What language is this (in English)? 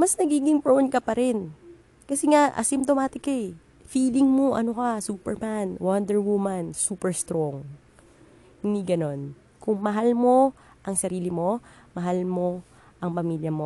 Filipino